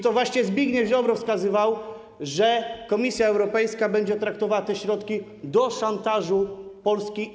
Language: Polish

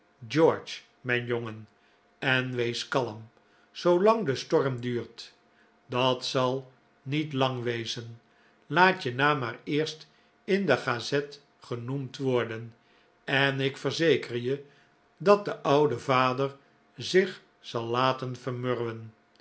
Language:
Dutch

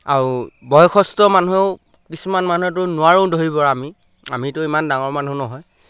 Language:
Assamese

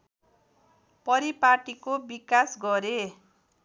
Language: Nepali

